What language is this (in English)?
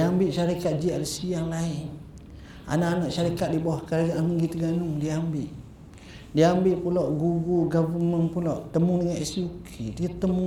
Malay